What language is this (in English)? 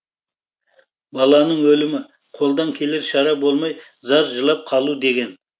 Kazakh